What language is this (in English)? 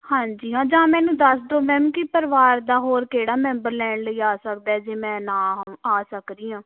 Punjabi